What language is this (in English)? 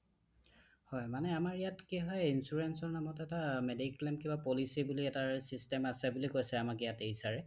Assamese